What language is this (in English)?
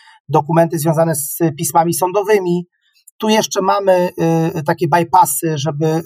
Polish